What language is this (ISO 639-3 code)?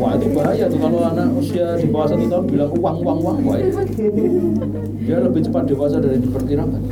ind